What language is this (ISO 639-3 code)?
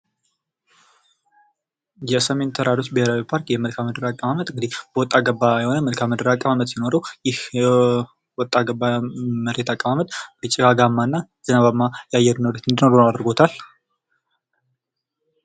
amh